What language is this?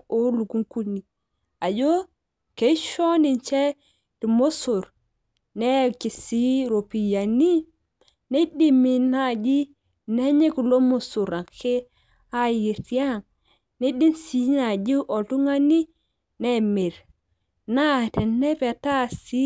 Masai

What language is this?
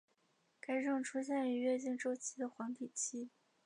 Chinese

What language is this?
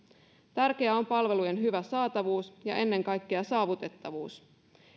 Finnish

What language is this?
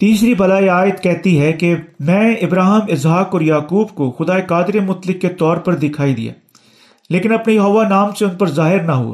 Urdu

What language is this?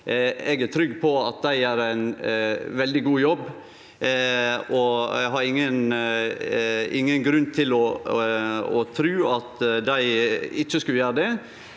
Norwegian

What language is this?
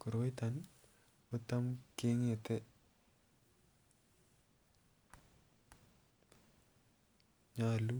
Kalenjin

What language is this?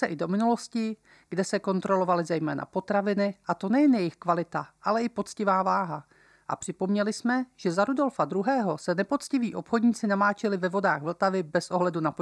Czech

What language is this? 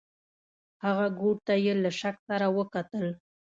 Pashto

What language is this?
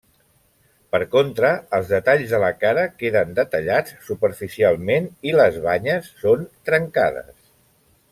Catalan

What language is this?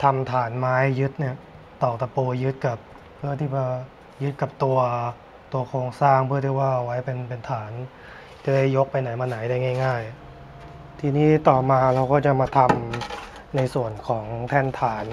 Thai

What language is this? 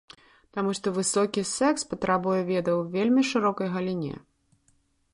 Belarusian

